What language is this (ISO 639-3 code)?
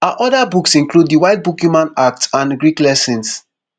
pcm